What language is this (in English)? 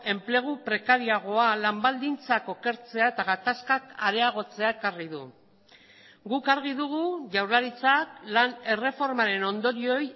Basque